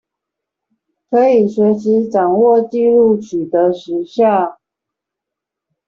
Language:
Chinese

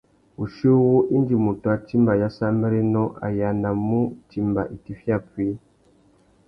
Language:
Tuki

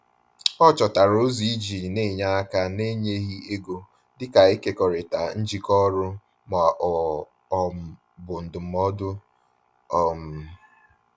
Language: Igbo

